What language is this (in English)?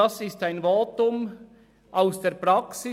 Swiss German